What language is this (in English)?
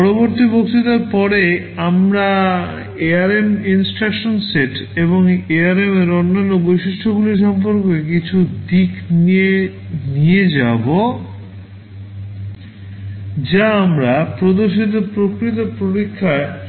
Bangla